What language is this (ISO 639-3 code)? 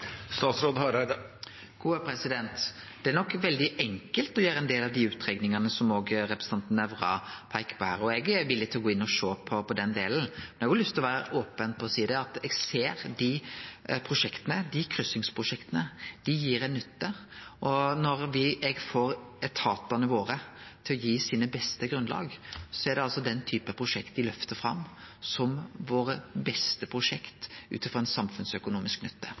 nor